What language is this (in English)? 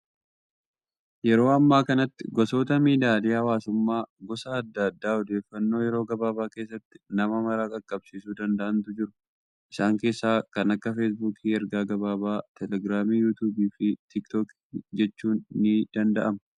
Oromo